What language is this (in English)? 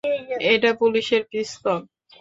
Bangla